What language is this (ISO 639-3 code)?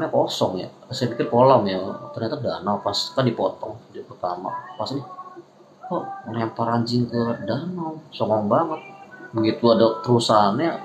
ind